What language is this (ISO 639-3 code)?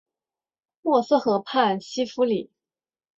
zho